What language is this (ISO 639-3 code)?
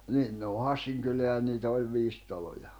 fin